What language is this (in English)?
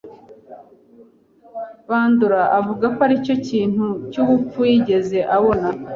Kinyarwanda